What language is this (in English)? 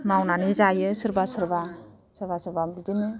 Bodo